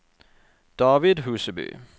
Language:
Norwegian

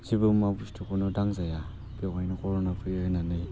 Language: Bodo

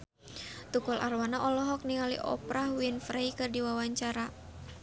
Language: Sundanese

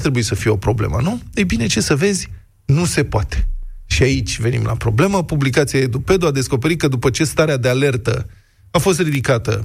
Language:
Romanian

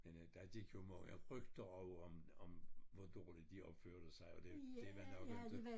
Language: Danish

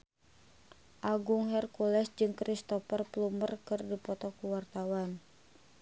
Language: Sundanese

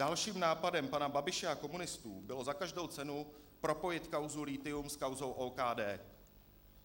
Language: Czech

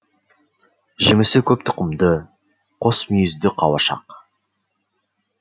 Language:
Kazakh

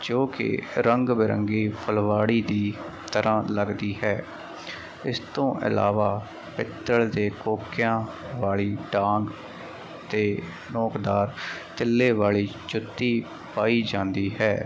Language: Punjabi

